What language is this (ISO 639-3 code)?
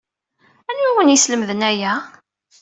kab